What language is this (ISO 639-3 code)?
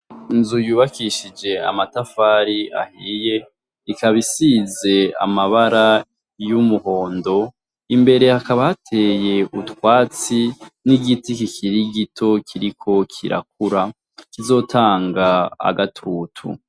run